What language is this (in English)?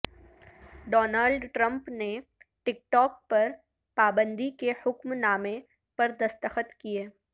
Urdu